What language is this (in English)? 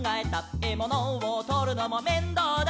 Japanese